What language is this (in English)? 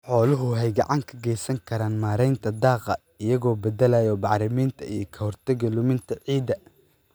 Somali